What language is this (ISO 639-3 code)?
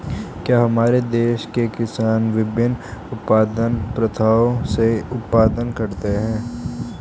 hin